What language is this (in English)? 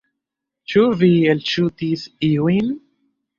Esperanto